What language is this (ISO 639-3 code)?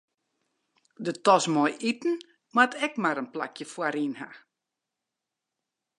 fry